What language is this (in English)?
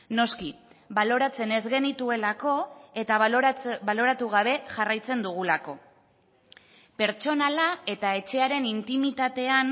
Basque